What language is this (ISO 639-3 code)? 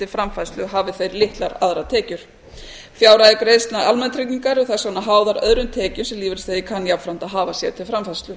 isl